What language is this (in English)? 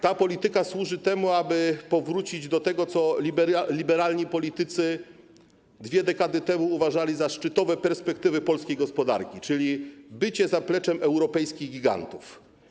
Polish